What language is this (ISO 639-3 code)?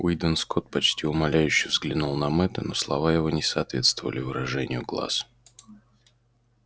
rus